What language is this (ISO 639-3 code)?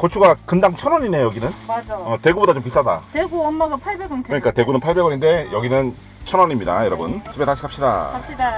kor